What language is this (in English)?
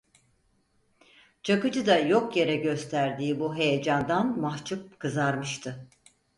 Turkish